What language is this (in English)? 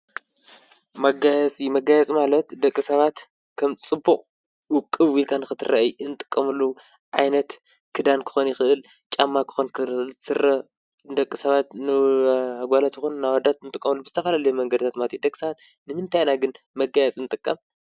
Tigrinya